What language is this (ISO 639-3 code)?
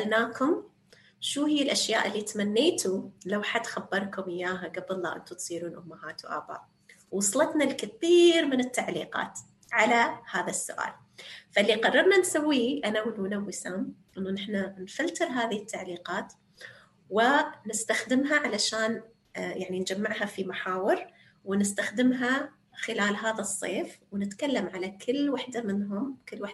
ara